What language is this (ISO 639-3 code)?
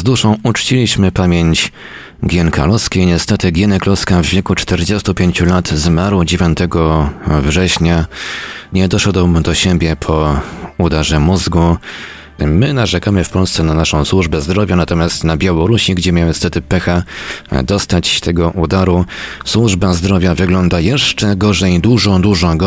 pol